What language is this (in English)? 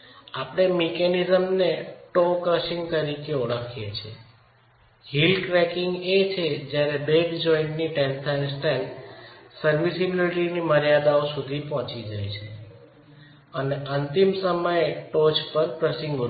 Gujarati